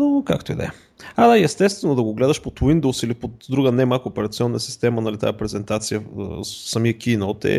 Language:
Bulgarian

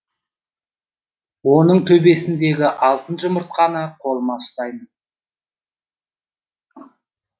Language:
Kazakh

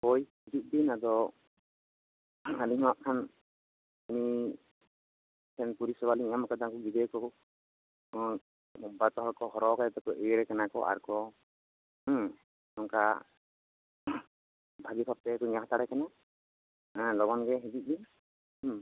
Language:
Santali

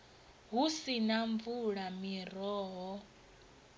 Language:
Venda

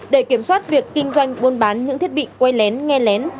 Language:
Vietnamese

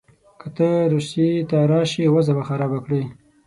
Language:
Pashto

